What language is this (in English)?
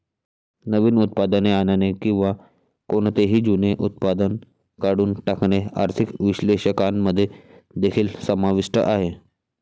Marathi